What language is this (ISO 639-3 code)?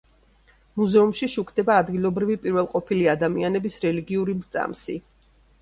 kat